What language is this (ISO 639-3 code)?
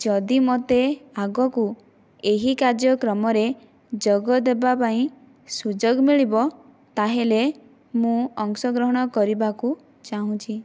ori